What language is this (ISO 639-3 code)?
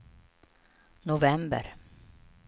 swe